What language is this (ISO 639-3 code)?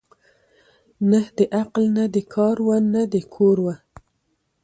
pus